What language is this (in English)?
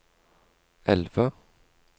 Norwegian